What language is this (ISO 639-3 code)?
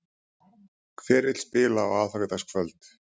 isl